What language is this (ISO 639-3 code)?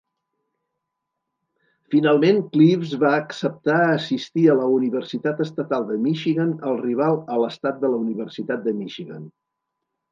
cat